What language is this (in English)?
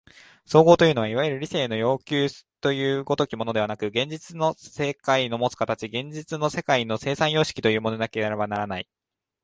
Japanese